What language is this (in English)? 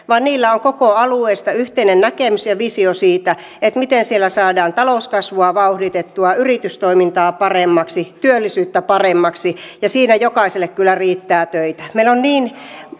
Finnish